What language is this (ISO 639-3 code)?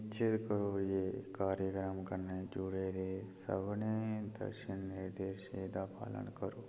doi